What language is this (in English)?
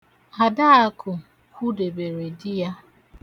Igbo